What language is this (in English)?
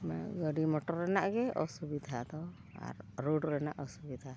Santali